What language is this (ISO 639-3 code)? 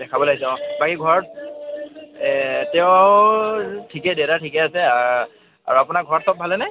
asm